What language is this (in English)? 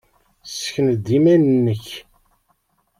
Kabyle